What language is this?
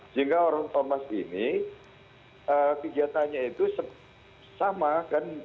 Indonesian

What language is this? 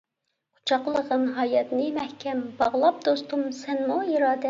Uyghur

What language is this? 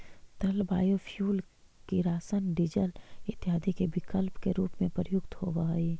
Magahi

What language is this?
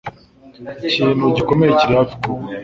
Kinyarwanda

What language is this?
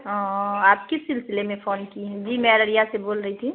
Urdu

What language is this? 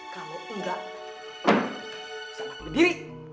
Indonesian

